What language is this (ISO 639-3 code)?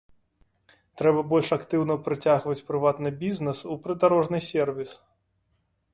bel